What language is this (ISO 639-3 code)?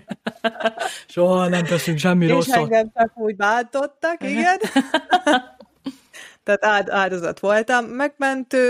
hun